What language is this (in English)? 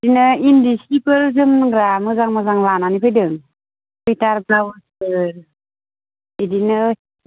Bodo